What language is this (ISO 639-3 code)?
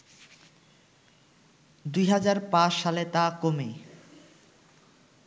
ben